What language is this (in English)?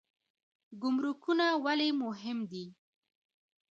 Pashto